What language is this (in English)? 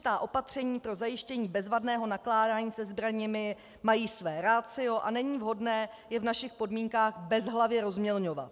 Czech